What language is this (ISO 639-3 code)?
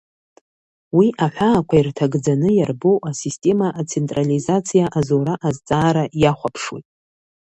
abk